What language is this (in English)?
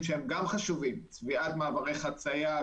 Hebrew